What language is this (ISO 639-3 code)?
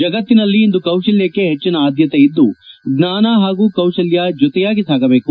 kan